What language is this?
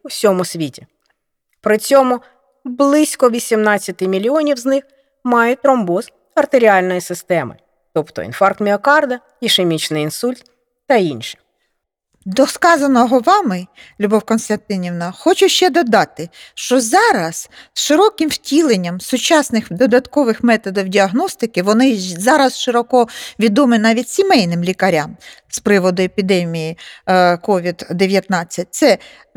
Ukrainian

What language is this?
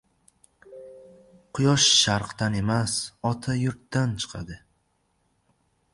Uzbek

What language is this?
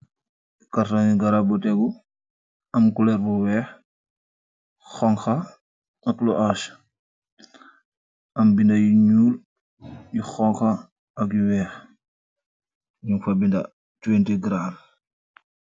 Wolof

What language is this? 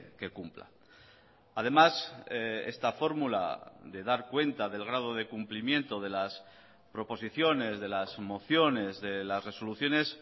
Spanish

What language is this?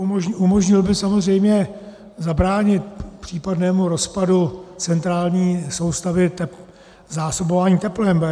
Czech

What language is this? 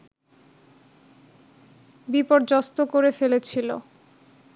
Bangla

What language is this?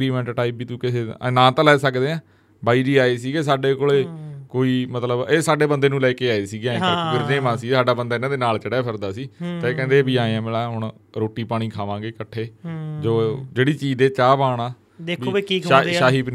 Punjabi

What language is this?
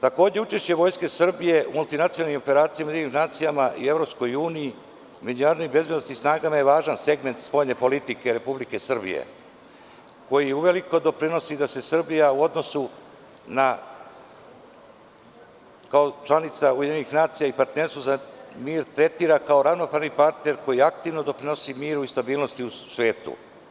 Serbian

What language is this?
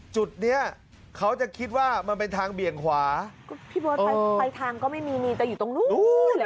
Thai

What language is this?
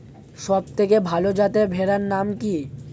Bangla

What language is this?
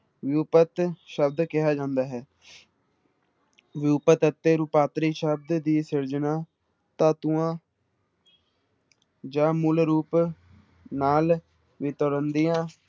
Punjabi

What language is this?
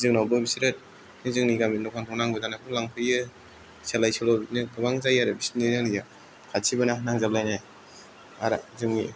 Bodo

